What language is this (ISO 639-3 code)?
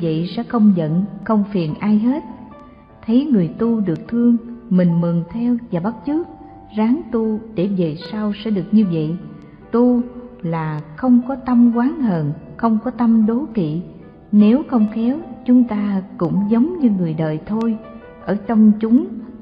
vie